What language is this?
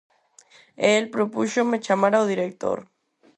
Galician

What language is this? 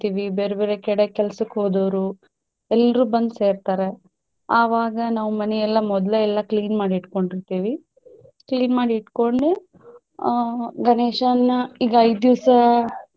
Kannada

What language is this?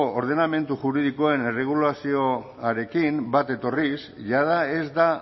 Basque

